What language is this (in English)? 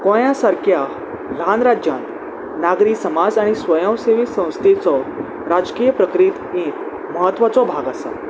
Konkani